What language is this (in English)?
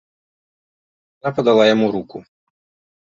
Belarusian